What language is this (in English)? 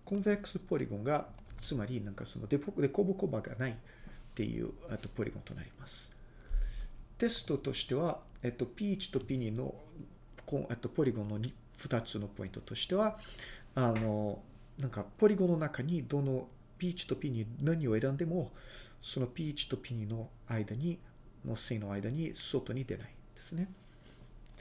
Japanese